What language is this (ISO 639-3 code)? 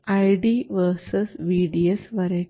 mal